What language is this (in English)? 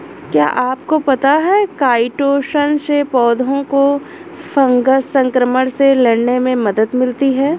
Hindi